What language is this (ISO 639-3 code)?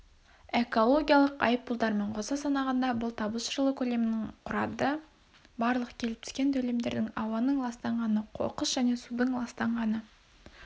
kaz